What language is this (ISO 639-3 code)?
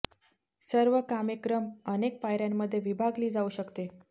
mar